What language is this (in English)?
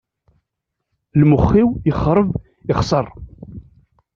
Kabyle